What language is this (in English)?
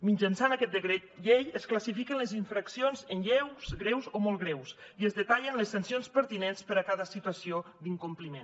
Catalan